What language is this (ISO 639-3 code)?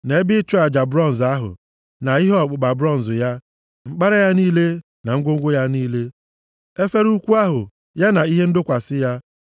ibo